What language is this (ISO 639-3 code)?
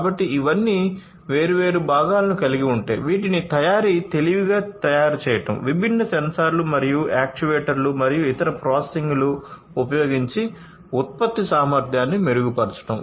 tel